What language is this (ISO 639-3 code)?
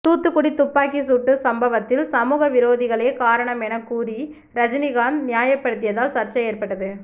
tam